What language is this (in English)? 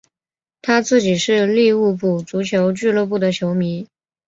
Chinese